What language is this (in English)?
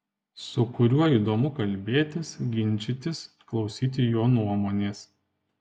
Lithuanian